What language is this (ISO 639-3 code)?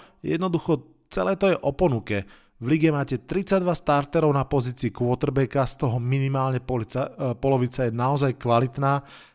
slk